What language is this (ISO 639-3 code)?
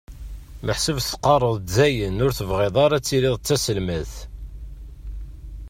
kab